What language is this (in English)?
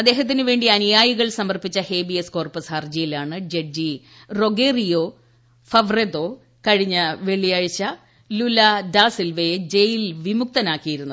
Malayalam